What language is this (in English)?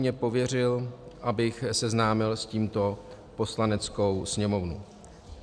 Czech